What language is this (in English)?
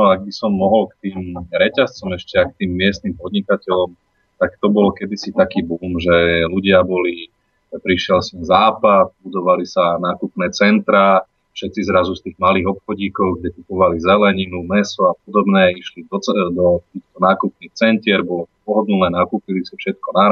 Slovak